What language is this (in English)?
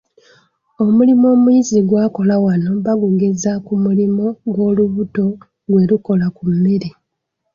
Ganda